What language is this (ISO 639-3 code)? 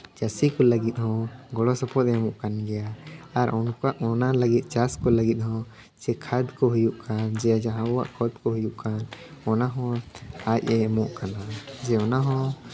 sat